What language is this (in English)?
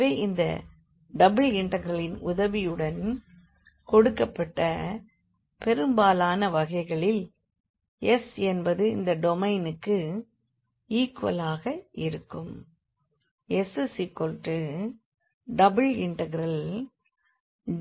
Tamil